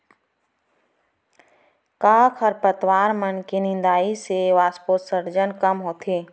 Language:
Chhattisgarhi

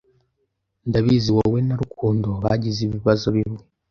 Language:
Kinyarwanda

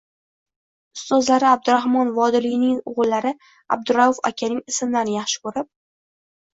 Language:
Uzbek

